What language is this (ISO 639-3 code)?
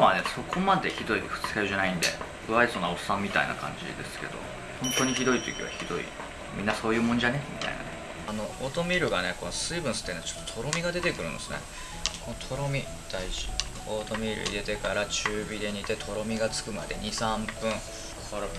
jpn